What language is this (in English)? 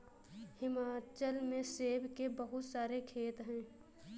Hindi